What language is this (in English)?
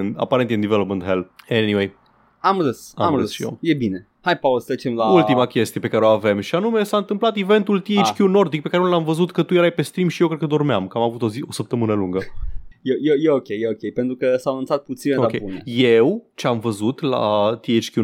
Romanian